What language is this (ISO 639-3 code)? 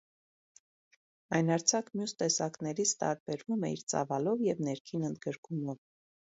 hye